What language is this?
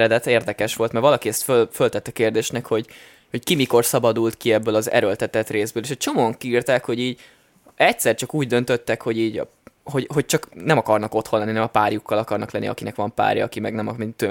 Hungarian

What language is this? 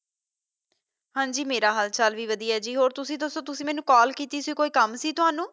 Punjabi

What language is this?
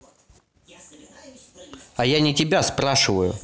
Russian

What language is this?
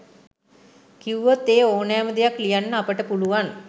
Sinhala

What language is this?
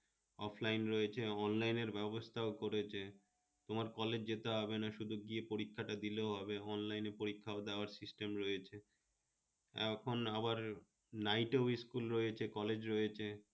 Bangla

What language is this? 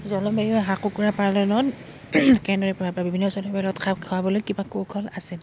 Assamese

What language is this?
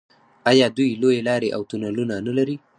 Pashto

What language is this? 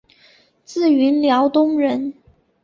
Chinese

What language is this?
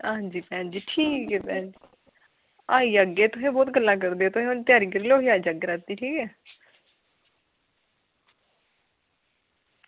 Dogri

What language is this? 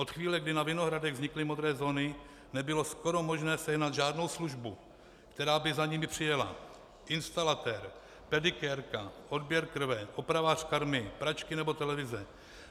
Czech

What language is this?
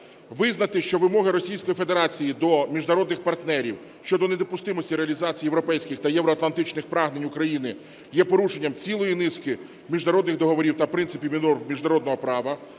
Ukrainian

